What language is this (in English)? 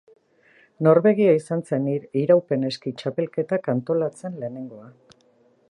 Basque